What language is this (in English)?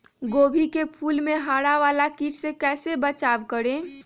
Magahi